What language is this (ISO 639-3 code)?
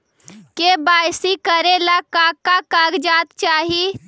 mag